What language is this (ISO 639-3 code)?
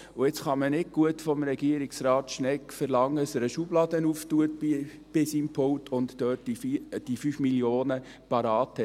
gsw